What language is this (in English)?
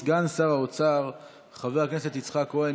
Hebrew